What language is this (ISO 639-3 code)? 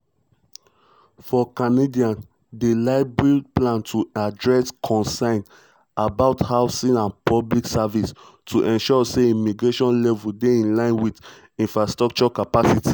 pcm